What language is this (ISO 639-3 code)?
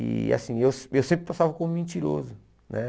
por